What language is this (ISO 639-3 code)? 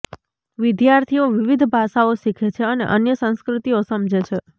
guj